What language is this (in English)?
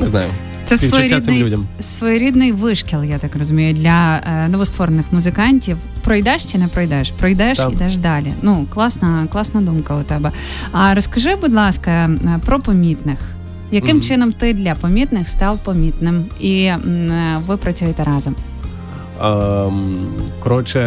Ukrainian